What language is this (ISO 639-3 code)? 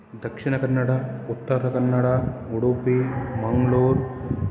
san